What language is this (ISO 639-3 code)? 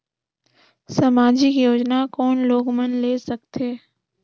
hne